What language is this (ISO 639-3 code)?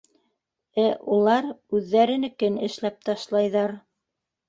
bak